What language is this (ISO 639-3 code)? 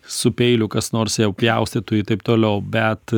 lit